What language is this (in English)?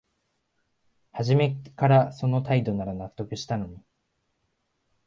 Japanese